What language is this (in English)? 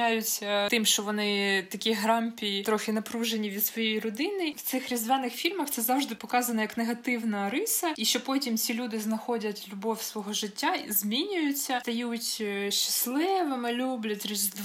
Ukrainian